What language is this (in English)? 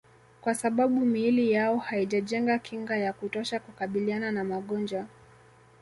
Swahili